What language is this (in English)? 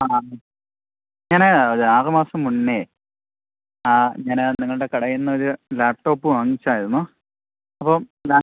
Malayalam